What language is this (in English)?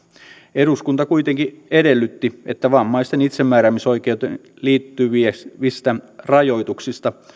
Finnish